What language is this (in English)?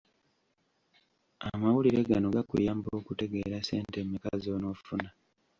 Ganda